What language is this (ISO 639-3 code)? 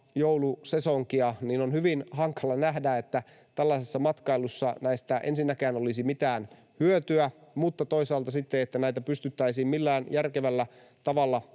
fin